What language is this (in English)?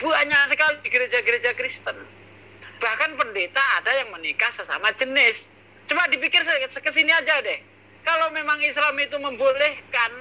Indonesian